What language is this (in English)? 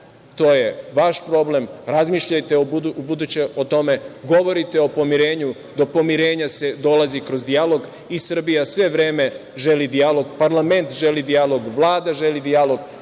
Serbian